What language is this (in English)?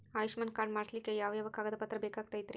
Kannada